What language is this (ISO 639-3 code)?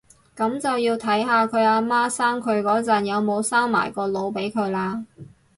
yue